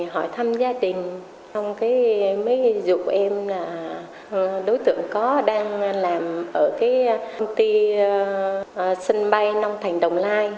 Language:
Vietnamese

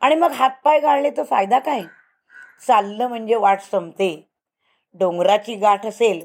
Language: Marathi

